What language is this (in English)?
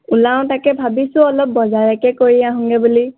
Assamese